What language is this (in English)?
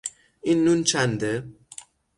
Persian